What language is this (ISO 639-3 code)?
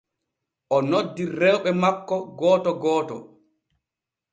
fue